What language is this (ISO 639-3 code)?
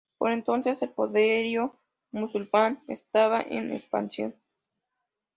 spa